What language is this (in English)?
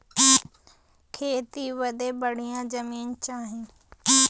Bhojpuri